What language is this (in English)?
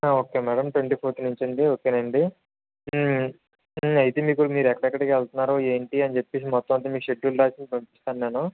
Telugu